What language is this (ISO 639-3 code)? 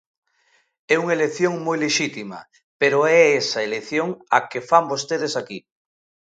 glg